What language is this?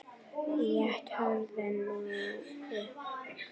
Icelandic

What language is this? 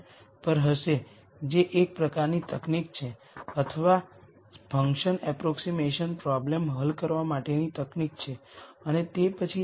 Gujarati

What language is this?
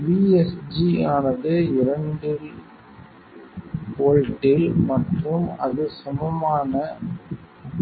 Tamil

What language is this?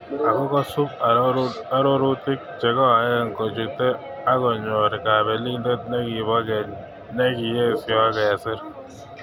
Kalenjin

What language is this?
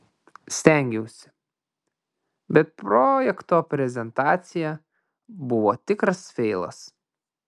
Lithuanian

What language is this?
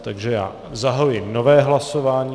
Czech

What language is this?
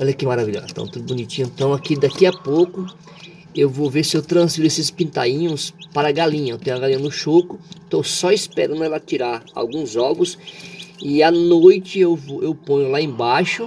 Portuguese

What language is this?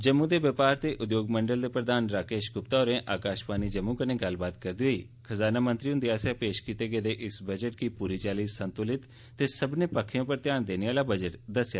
Dogri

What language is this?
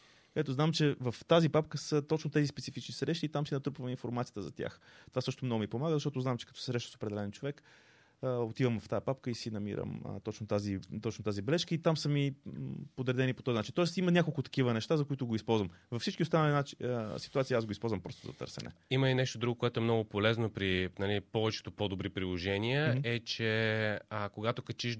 Bulgarian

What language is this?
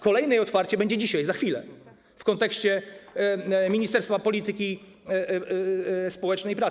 Polish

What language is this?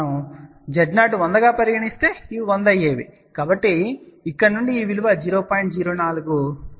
Telugu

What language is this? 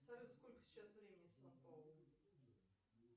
Russian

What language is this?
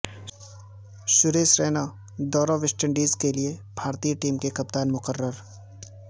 Urdu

